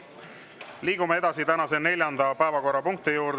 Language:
Estonian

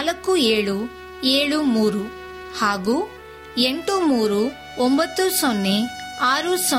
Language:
Kannada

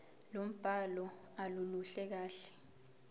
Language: Zulu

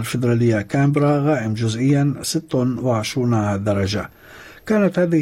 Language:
Arabic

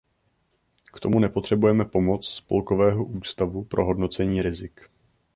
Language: Czech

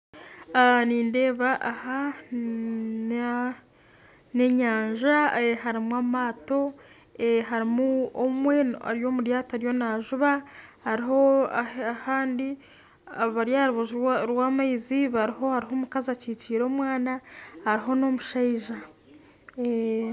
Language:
Nyankole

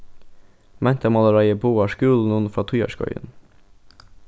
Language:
Faroese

